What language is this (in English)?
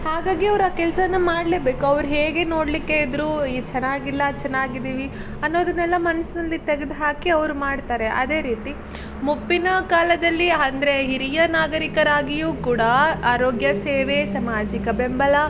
Kannada